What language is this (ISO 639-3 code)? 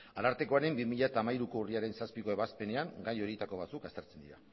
eus